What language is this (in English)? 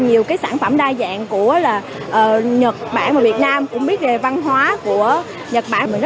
Vietnamese